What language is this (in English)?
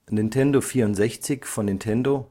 German